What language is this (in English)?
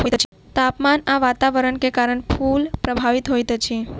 Maithili